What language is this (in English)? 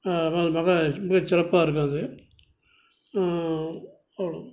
Tamil